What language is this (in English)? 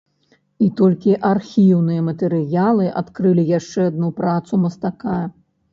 Belarusian